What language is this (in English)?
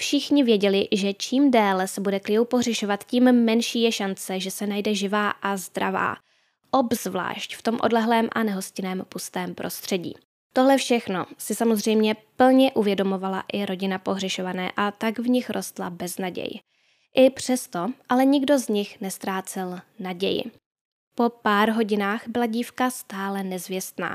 Czech